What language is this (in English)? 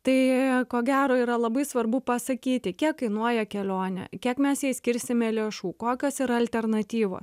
Lithuanian